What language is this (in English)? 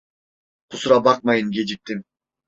Turkish